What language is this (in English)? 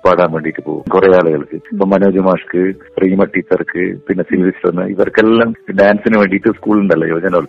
Malayalam